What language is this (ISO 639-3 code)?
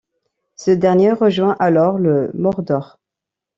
fra